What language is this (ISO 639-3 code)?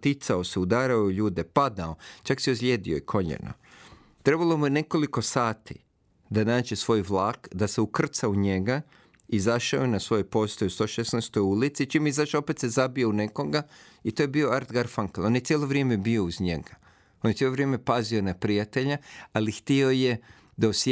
hrv